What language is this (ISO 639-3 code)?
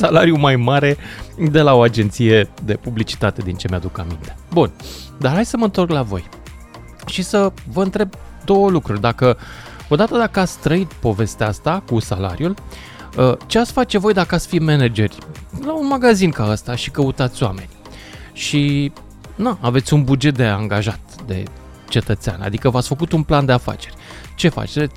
ron